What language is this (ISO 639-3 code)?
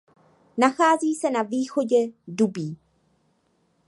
ces